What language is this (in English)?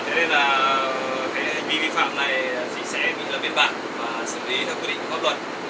Vietnamese